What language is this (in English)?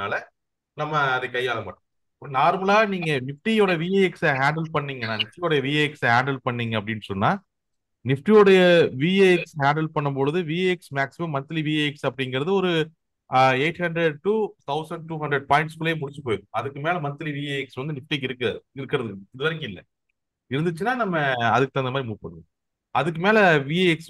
Tamil